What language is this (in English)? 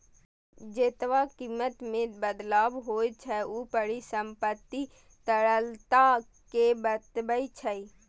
Maithili